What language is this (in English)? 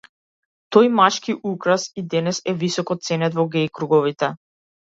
Macedonian